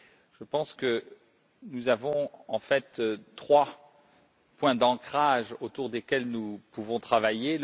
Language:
French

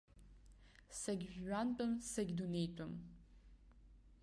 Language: Abkhazian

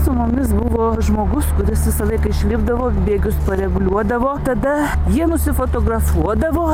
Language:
Lithuanian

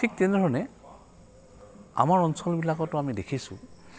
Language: Assamese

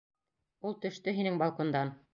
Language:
Bashkir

